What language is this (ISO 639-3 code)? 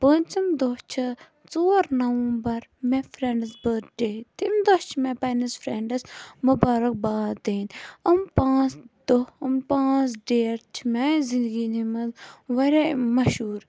kas